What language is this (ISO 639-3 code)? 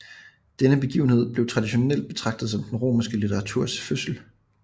dan